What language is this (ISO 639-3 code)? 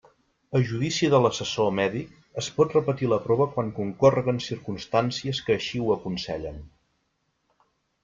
cat